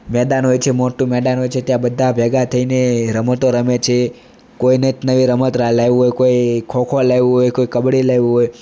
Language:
Gujarati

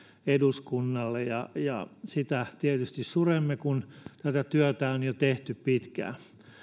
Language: Finnish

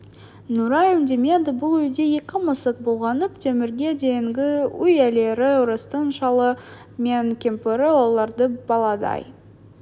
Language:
Kazakh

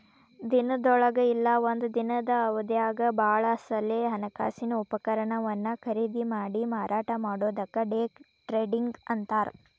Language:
Kannada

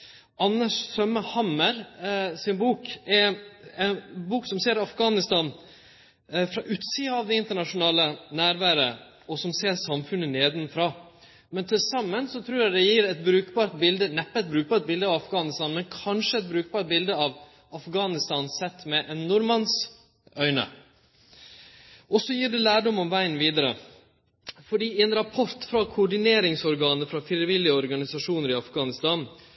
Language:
Norwegian Nynorsk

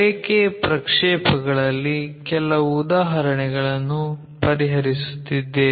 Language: Kannada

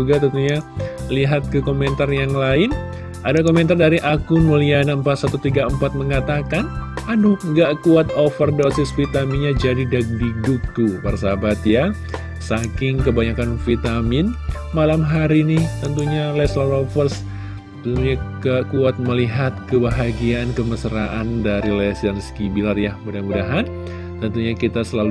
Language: Indonesian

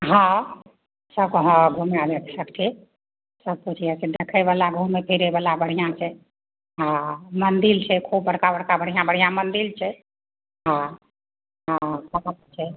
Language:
Maithili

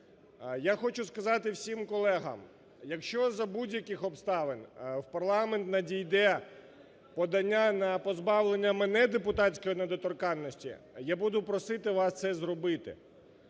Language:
Ukrainian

